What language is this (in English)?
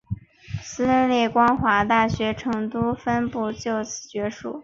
Chinese